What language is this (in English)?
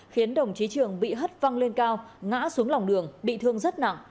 Vietnamese